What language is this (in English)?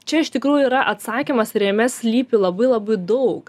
Lithuanian